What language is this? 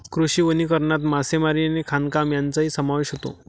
Marathi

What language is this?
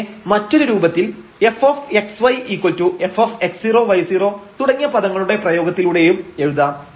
Malayalam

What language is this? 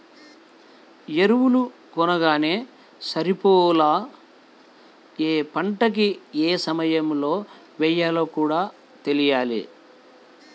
Telugu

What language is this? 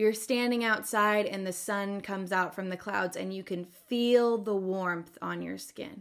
English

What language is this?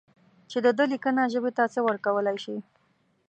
Pashto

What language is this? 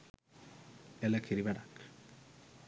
Sinhala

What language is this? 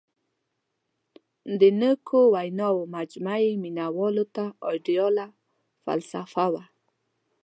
Pashto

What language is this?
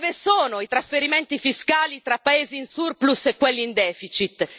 Italian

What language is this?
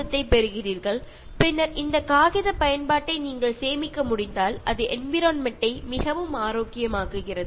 Malayalam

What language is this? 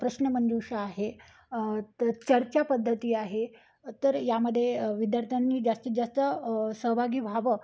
Marathi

